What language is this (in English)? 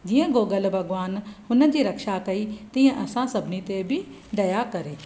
Sindhi